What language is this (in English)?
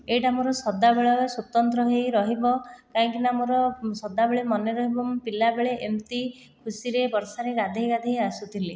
Odia